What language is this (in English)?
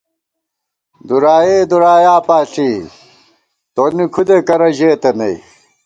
Gawar-Bati